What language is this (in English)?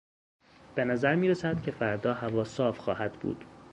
Persian